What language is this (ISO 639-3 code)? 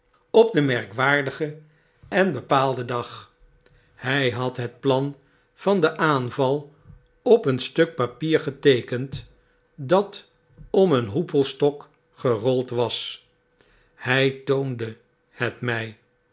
nld